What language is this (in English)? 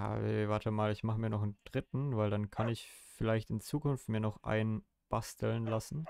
German